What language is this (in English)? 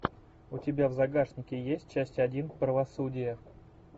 Russian